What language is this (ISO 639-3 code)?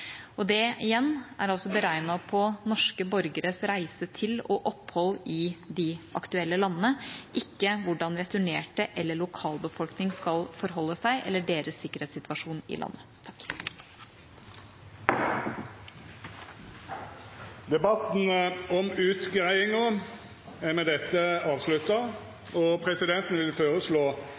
nor